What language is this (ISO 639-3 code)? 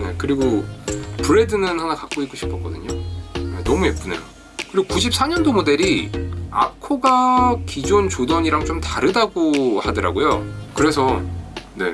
kor